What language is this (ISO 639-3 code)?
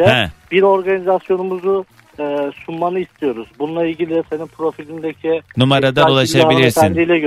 tur